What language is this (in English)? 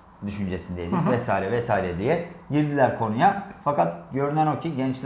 Turkish